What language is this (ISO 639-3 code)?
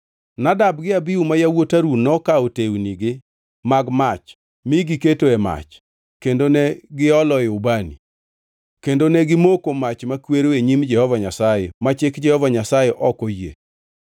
luo